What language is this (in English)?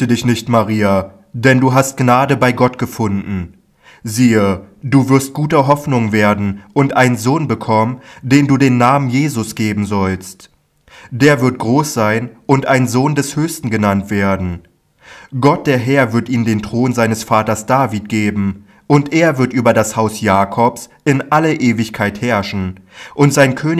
German